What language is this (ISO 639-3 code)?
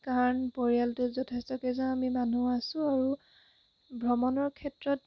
asm